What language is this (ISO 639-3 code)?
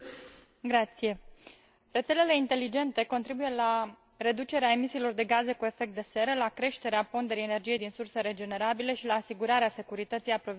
ron